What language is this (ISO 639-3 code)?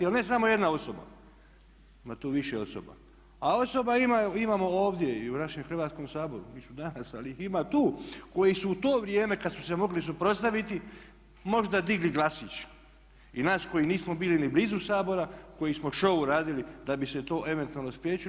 hrv